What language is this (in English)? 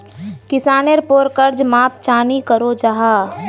Magahi